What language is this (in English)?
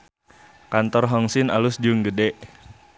Sundanese